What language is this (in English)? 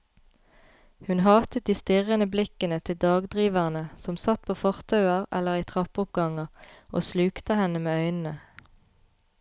Norwegian